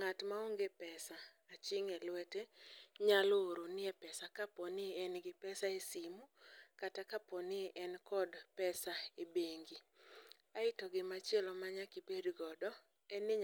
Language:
Luo (Kenya and Tanzania)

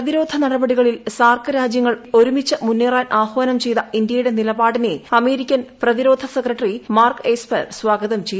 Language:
Malayalam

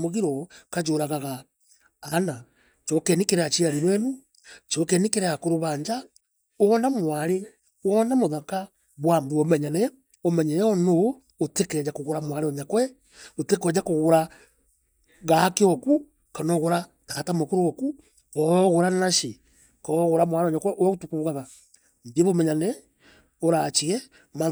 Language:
Meru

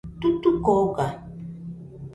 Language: Nüpode Huitoto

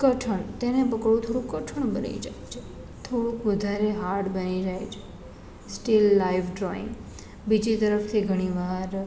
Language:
Gujarati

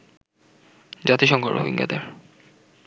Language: Bangla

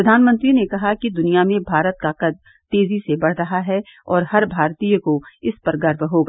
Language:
Hindi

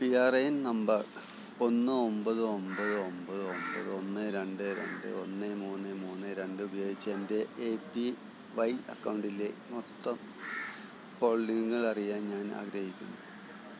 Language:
Malayalam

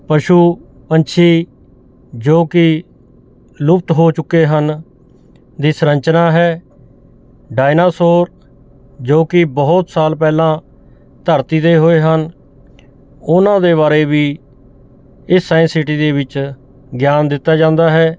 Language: Punjabi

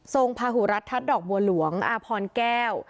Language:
Thai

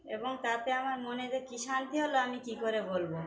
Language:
Bangla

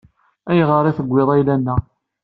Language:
Kabyle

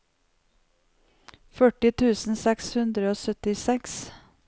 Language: Norwegian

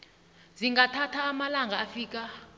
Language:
South Ndebele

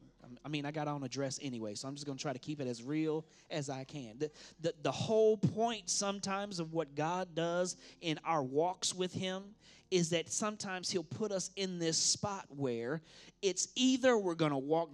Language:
English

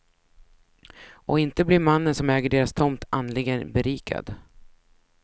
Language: Swedish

